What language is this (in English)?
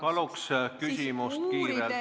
Estonian